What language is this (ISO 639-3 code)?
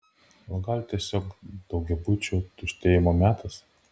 lit